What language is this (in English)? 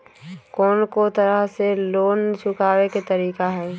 Magahi